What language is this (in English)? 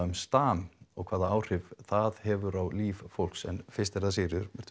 Icelandic